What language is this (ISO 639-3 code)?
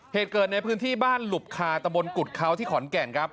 tha